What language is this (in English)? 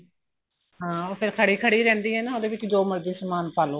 Punjabi